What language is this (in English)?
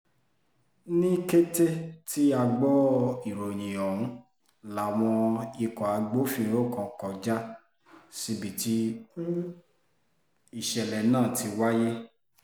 Yoruba